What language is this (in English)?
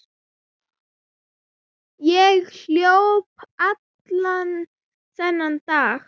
Icelandic